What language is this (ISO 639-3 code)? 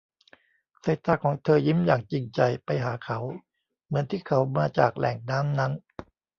tha